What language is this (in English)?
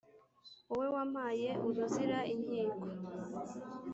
Kinyarwanda